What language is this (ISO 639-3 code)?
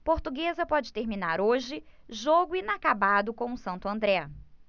por